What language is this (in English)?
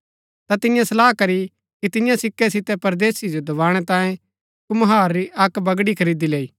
Gaddi